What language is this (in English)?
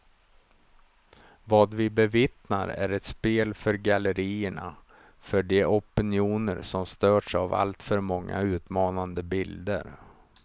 Swedish